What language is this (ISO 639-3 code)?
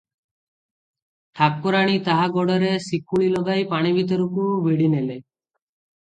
ori